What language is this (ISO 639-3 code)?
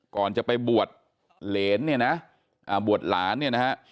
tha